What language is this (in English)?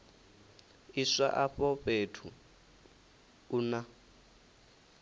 Venda